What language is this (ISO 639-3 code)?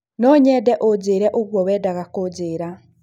kik